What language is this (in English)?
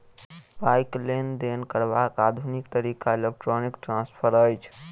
Maithili